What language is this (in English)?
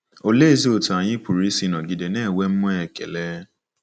Igbo